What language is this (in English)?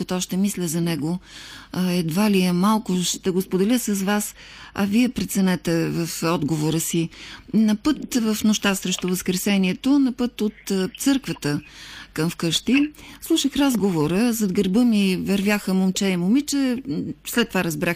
Bulgarian